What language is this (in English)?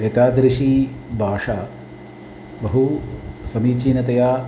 Sanskrit